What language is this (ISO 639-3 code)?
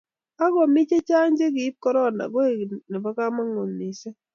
kln